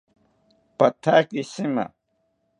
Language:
South Ucayali Ashéninka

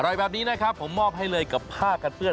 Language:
Thai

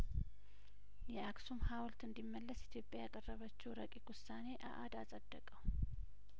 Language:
Amharic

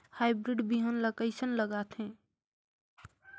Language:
Chhattisgarhi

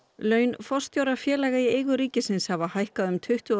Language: Icelandic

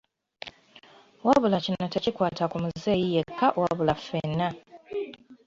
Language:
Ganda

